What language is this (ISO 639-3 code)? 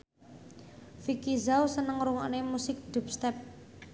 jav